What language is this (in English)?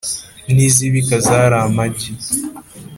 Kinyarwanda